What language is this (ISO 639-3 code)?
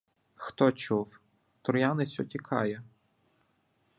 ukr